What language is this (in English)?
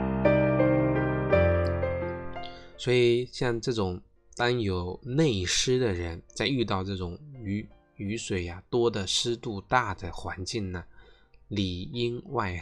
Chinese